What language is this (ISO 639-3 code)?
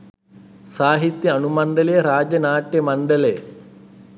sin